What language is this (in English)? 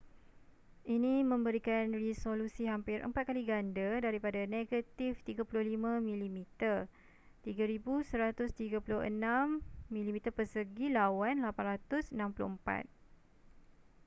Malay